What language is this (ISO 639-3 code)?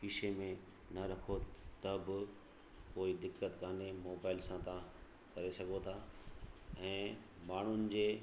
snd